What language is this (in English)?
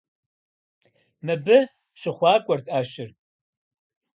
Kabardian